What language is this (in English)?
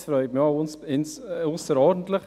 Swiss German